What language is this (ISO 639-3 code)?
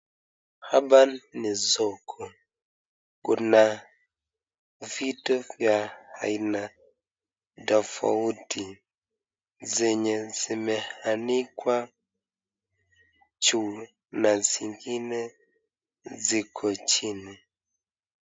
swa